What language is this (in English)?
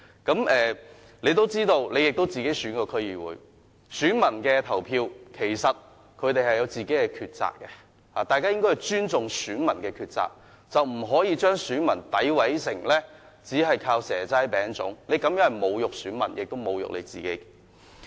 Cantonese